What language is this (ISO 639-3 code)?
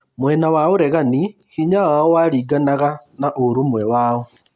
kik